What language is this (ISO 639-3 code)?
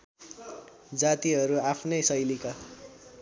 nep